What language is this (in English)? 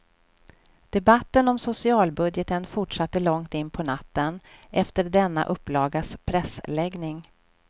Swedish